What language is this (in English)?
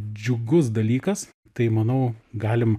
Lithuanian